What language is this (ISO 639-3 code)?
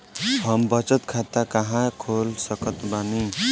bho